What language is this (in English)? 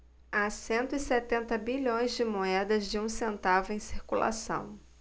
Portuguese